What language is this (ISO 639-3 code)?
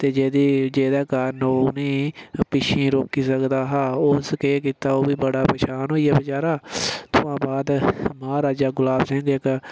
doi